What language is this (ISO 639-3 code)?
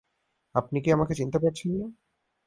ben